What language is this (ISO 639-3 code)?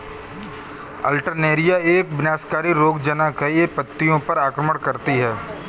hin